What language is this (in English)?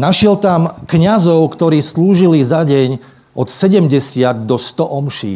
Slovak